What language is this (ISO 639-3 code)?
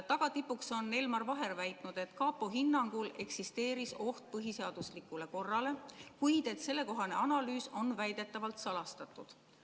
est